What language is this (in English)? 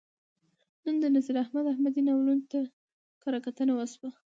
Pashto